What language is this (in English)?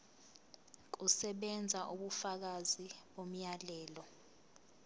Zulu